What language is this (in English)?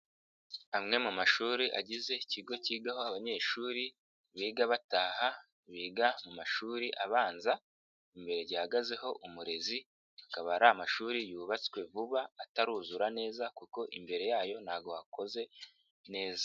Kinyarwanda